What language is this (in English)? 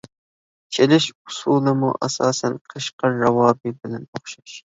Uyghur